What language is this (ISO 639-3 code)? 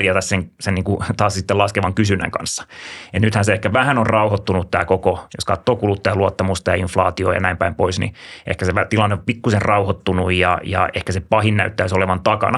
fin